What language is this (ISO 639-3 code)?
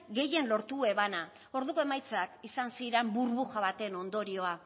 eus